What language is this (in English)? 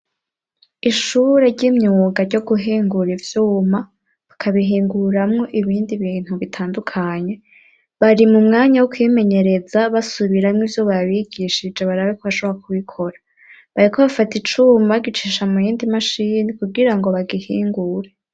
Rundi